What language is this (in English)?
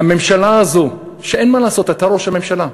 Hebrew